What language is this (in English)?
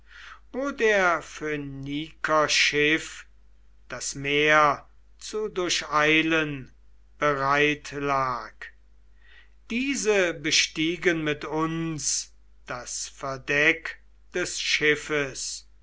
German